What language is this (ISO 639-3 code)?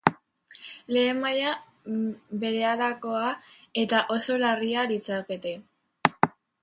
eus